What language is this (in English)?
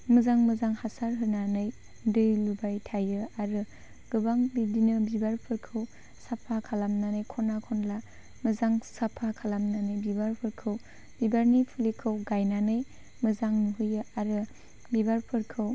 Bodo